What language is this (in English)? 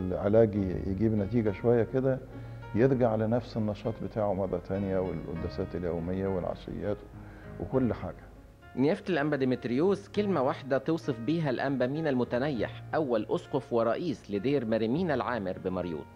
Arabic